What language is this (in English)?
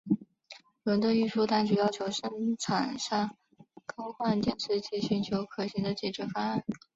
Chinese